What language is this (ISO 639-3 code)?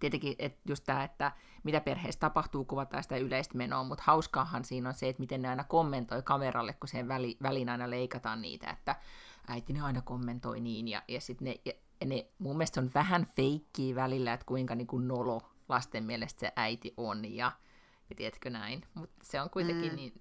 fin